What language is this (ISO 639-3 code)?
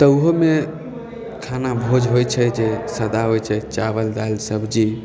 mai